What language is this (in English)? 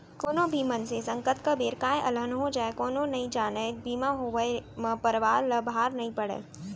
Chhattisgarhi